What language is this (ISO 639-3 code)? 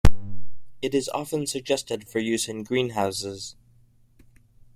eng